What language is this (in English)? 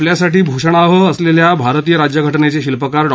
Marathi